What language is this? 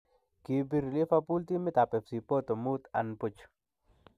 Kalenjin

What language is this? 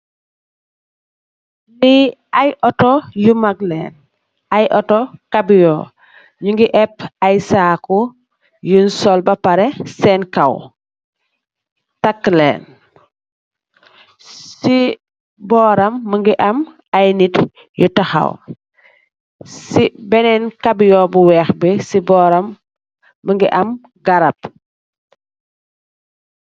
Wolof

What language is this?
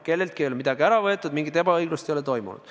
Estonian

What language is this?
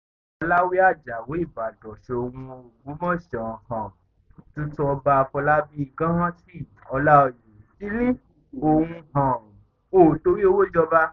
Yoruba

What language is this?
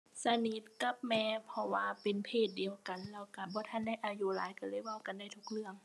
Thai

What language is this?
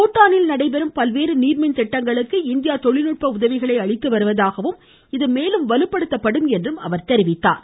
Tamil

